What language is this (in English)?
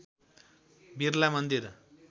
Nepali